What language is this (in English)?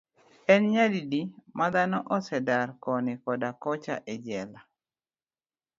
Luo (Kenya and Tanzania)